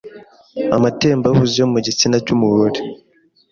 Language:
Kinyarwanda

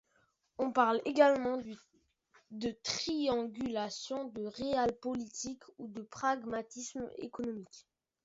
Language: French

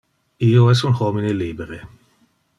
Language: Interlingua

